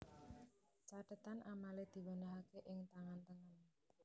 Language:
Javanese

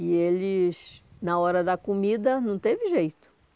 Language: Portuguese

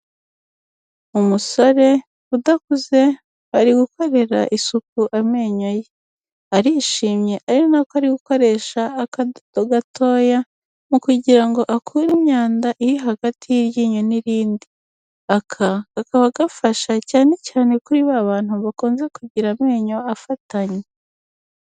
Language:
Kinyarwanda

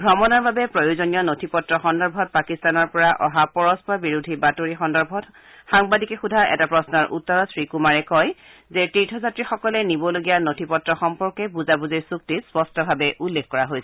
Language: Assamese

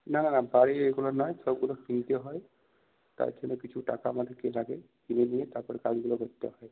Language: Bangla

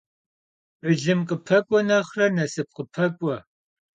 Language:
Kabardian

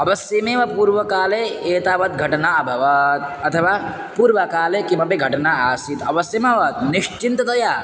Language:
Sanskrit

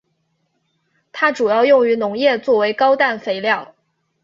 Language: Chinese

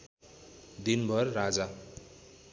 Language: Nepali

